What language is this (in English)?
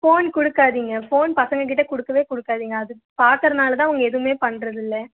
Tamil